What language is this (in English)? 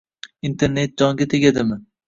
Uzbek